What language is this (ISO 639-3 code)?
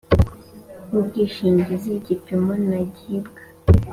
kin